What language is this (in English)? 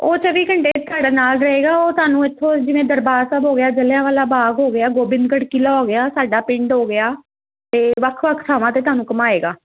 Punjabi